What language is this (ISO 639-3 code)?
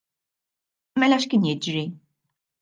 mlt